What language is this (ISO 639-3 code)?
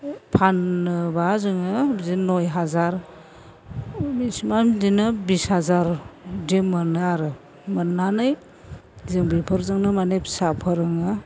brx